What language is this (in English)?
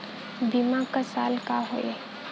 Bhojpuri